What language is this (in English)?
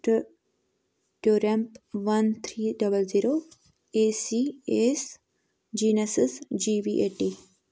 Kashmiri